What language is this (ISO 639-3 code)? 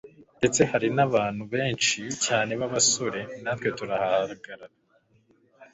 kin